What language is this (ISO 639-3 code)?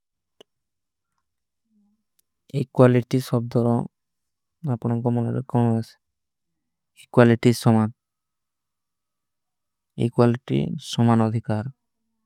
uki